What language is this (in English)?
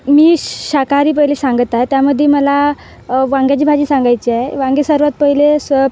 Marathi